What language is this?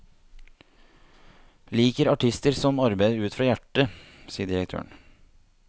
Norwegian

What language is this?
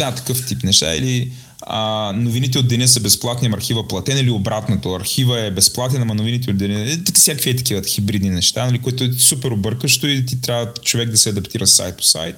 Bulgarian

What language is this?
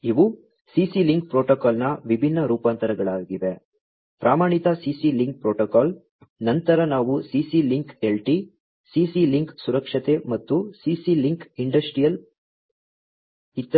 Kannada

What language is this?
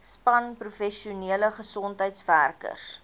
Afrikaans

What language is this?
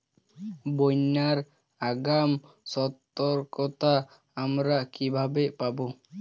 Bangla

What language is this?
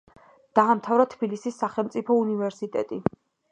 Georgian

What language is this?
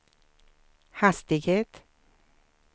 Swedish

